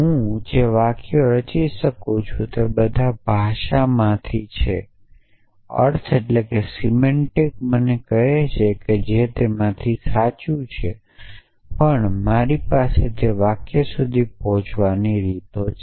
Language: Gujarati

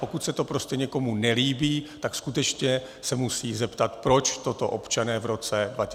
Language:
Czech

